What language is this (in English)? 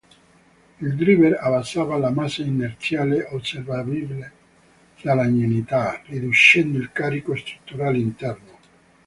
Italian